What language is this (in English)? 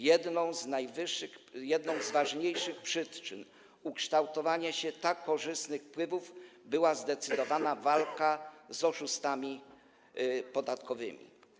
Polish